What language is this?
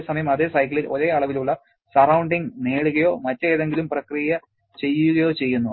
Malayalam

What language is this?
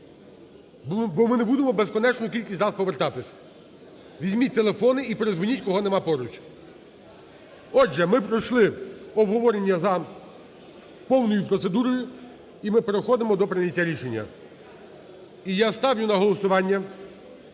Ukrainian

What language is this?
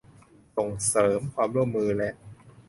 Thai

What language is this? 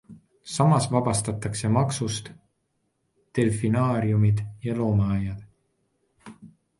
Estonian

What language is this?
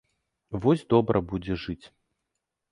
Belarusian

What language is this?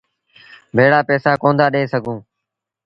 Sindhi Bhil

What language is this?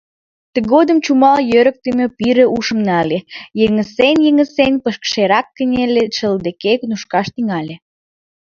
Mari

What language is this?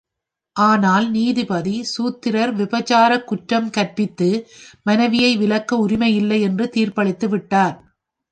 Tamil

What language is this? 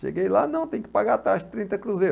Portuguese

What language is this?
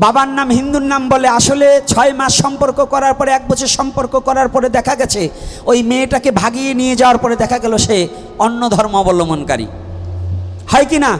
Bangla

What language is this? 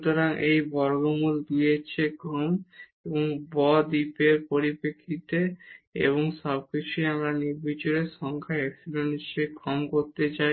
Bangla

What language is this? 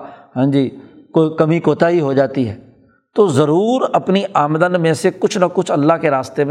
Urdu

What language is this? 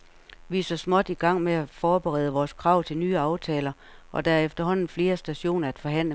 Danish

